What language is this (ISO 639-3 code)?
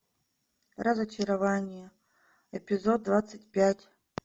rus